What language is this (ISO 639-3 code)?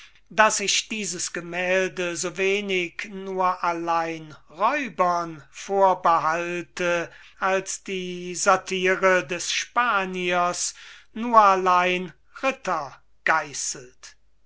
deu